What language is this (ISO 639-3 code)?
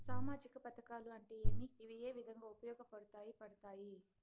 tel